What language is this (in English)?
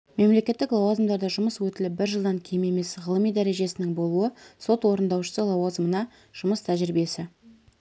Kazakh